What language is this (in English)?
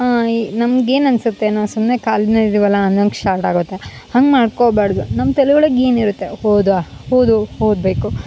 Kannada